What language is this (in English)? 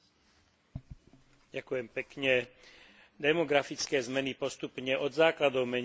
Slovak